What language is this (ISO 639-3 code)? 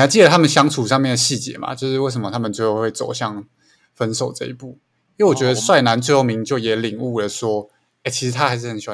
zho